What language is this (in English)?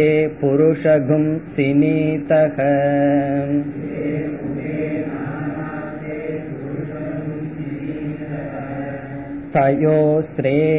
Tamil